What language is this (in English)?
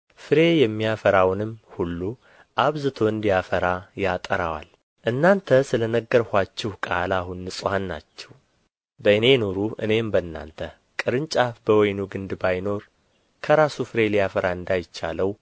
Amharic